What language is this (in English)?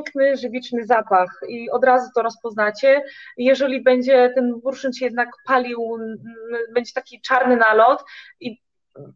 Polish